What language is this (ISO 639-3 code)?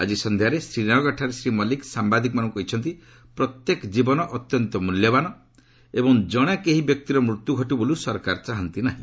ori